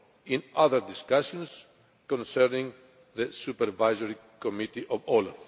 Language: English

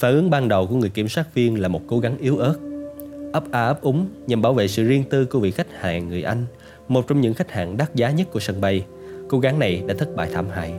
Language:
Vietnamese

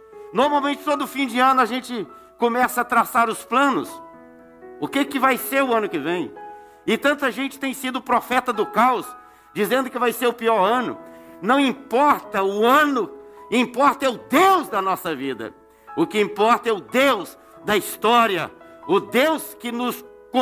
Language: Portuguese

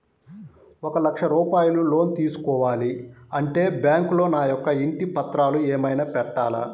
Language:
Telugu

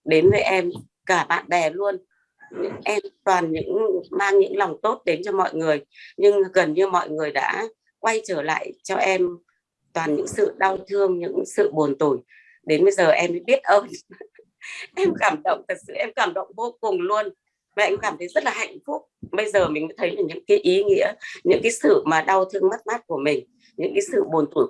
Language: Vietnamese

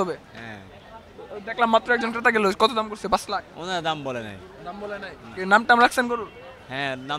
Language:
Bangla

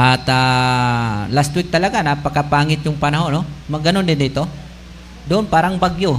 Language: Filipino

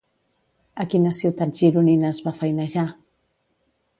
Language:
Catalan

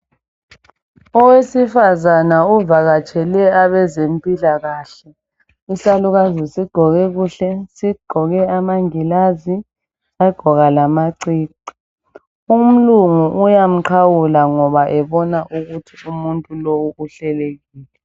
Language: North Ndebele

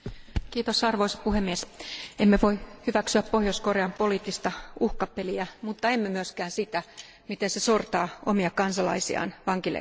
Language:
Finnish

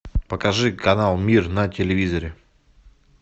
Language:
Russian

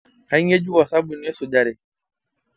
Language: Masai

